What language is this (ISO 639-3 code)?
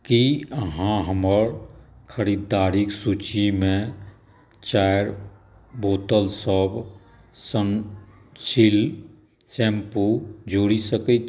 mai